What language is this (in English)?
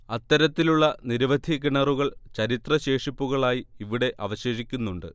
Malayalam